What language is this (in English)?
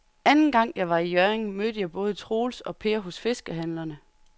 Danish